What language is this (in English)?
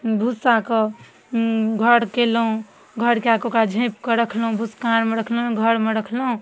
Maithili